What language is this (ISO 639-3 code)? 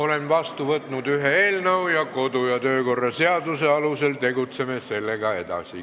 est